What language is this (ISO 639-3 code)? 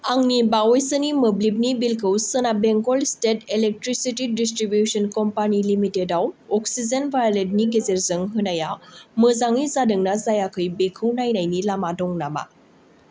brx